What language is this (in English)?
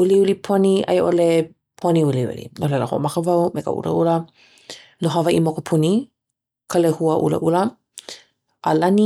Hawaiian